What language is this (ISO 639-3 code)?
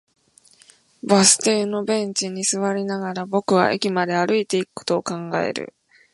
jpn